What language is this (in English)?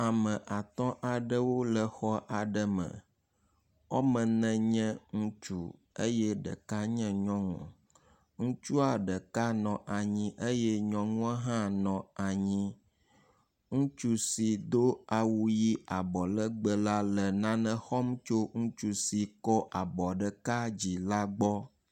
Ewe